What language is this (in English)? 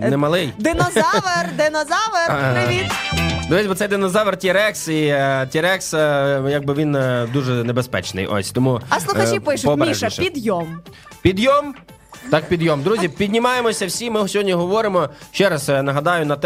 Ukrainian